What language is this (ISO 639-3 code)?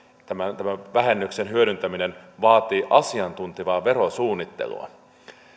fin